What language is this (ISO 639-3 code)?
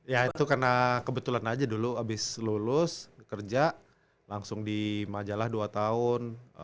ind